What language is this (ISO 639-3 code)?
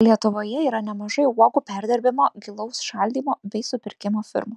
lit